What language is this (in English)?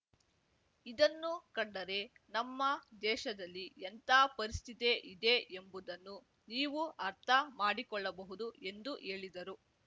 Kannada